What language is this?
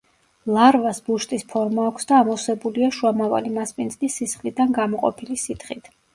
Georgian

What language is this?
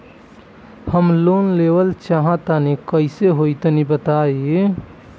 Bhojpuri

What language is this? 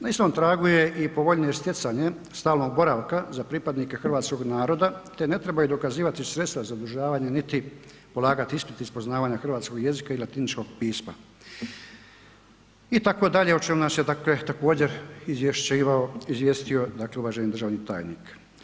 Croatian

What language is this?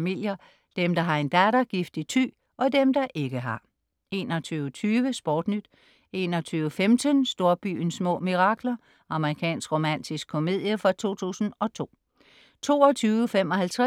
Danish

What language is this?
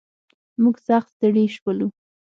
Pashto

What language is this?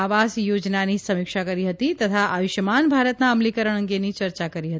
Gujarati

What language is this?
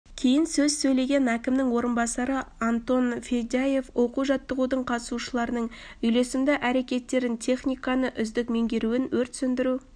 Kazakh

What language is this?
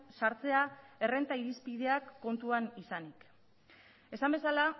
Basque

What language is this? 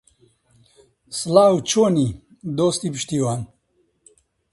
Central Kurdish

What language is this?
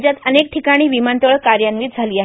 Marathi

